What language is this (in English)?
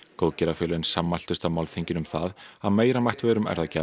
Icelandic